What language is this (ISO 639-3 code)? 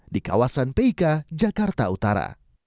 ind